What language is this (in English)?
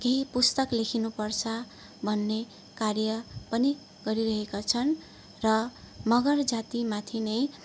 Nepali